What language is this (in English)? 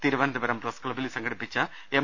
Malayalam